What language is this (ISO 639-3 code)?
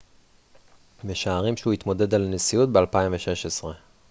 heb